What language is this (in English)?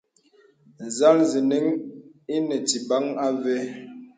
Bebele